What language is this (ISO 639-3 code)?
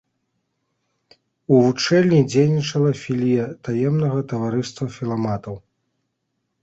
bel